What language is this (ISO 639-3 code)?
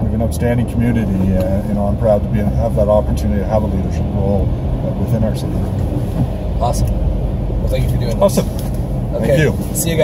eng